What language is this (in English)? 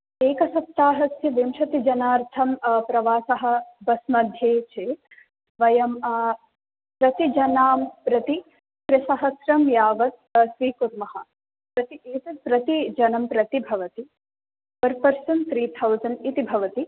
Sanskrit